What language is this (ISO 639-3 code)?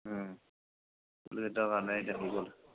asm